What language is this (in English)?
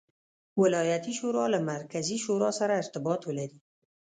Pashto